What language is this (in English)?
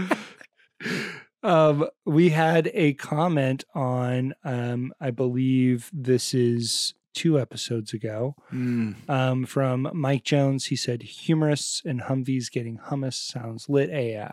English